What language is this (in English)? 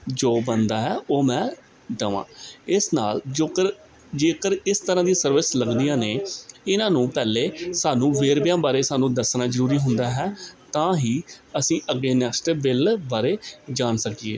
Punjabi